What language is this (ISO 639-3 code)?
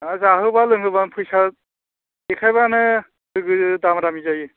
brx